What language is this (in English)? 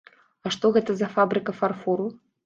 Belarusian